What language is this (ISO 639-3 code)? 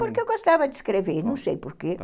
por